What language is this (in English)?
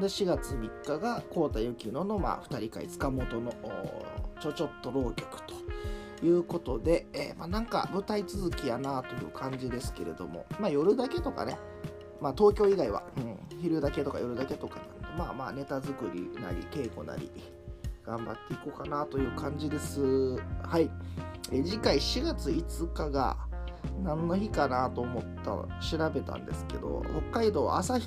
Japanese